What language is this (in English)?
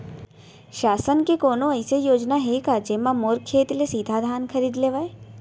Chhattisgarhi